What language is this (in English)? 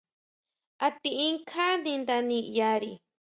Huautla Mazatec